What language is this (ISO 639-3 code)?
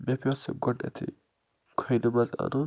kas